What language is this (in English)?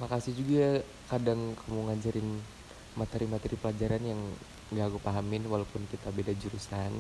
Indonesian